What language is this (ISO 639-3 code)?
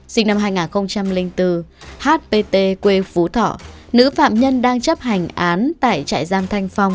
vie